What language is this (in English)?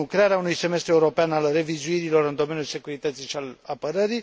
Romanian